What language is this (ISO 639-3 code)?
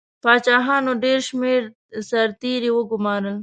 pus